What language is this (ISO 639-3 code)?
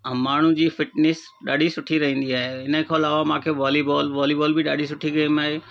snd